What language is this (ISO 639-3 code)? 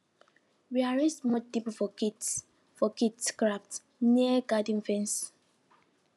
pcm